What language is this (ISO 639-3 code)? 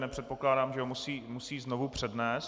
ces